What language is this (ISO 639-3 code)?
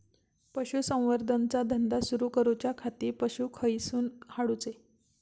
mar